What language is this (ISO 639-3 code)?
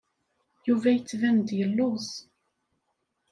kab